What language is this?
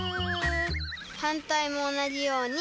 Japanese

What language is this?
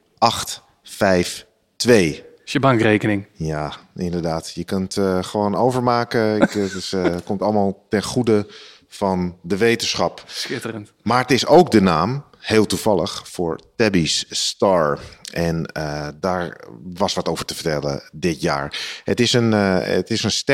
Dutch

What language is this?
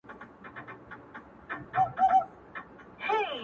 Pashto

